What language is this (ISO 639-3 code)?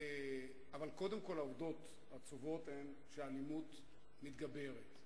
heb